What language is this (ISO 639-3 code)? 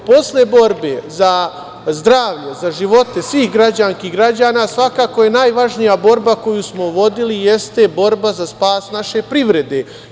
srp